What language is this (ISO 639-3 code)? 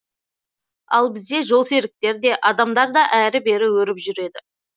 kaz